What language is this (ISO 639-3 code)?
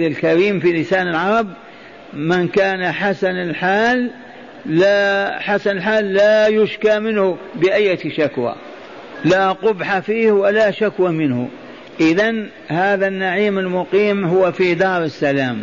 ara